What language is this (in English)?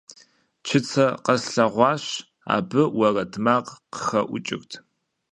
Kabardian